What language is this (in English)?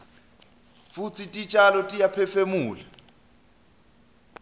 Swati